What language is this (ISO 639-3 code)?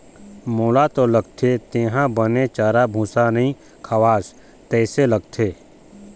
hne